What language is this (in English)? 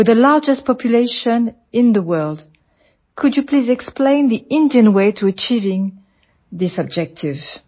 Gujarati